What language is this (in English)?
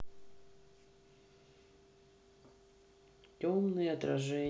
Russian